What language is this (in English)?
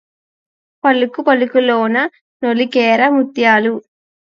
Telugu